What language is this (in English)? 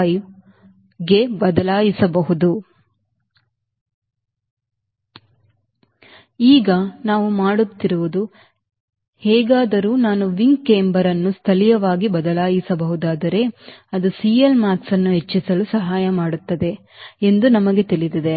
Kannada